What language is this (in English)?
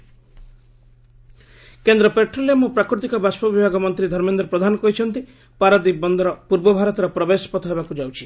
Odia